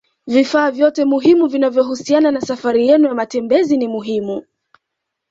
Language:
Swahili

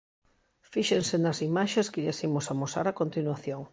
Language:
Galician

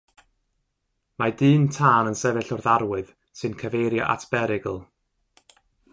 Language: Welsh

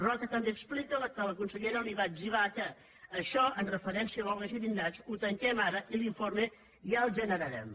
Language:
Catalan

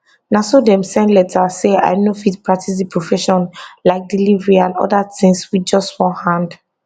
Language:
Nigerian Pidgin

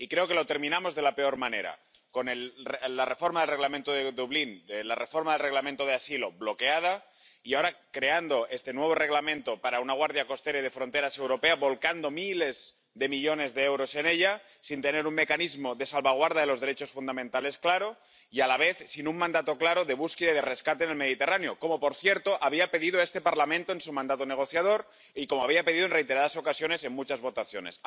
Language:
Spanish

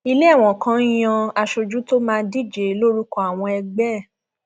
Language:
Yoruba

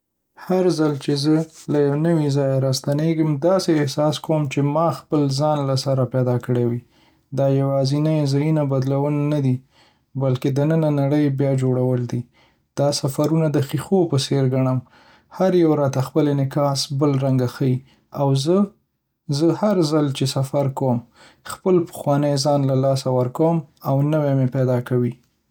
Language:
Pashto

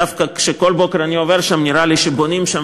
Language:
Hebrew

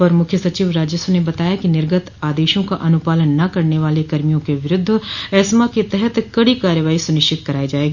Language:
Hindi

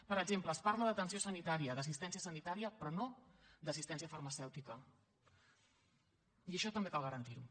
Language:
Catalan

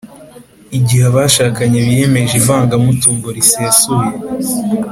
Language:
Kinyarwanda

